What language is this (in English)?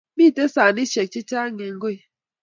Kalenjin